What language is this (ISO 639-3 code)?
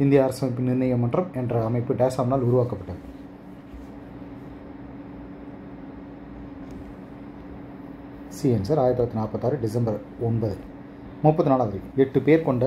tam